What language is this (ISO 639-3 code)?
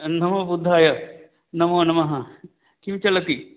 san